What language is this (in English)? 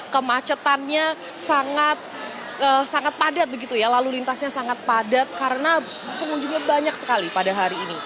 Indonesian